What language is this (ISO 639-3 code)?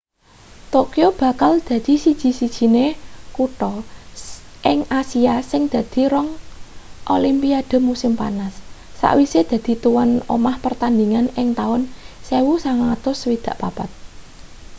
jav